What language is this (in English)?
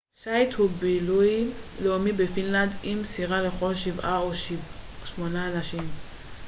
Hebrew